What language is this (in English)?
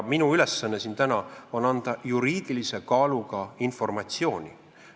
Estonian